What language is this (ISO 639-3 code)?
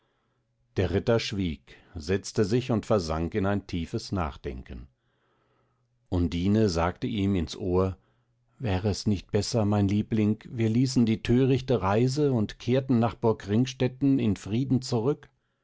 deu